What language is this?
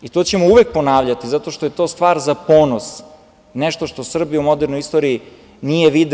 Serbian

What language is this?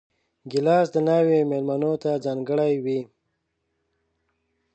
Pashto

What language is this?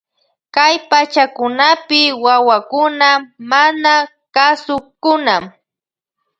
Loja Highland Quichua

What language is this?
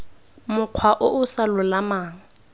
Tswana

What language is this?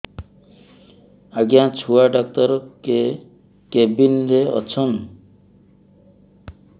Odia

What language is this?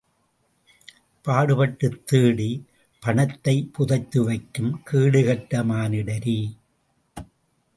Tamil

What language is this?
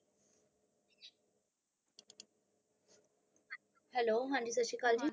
Punjabi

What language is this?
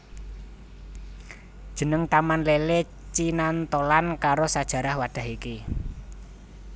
Javanese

